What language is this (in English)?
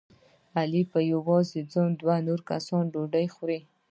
Pashto